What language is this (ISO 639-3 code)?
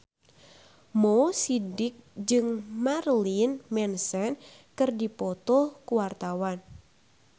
sun